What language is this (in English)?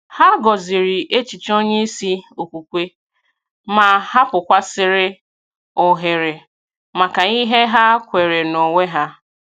Igbo